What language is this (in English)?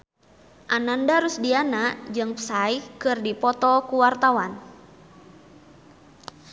Sundanese